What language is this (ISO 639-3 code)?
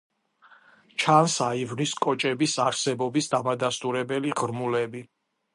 kat